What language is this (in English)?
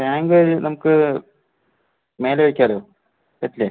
Malayalam